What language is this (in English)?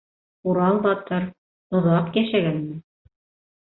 Bashkir